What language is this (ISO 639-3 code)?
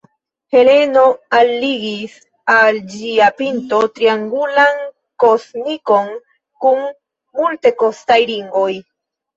epo